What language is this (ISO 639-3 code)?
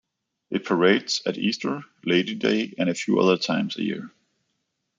eng